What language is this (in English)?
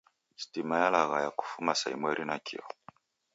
Taita